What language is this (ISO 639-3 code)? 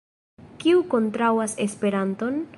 epo